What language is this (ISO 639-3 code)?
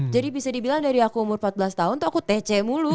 ind